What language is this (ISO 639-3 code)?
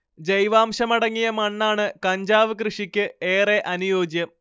mal